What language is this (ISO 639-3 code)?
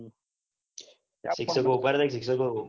guj